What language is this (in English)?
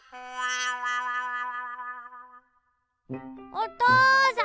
Japanese